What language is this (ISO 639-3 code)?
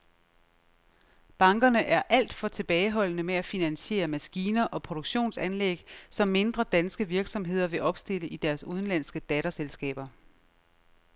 dan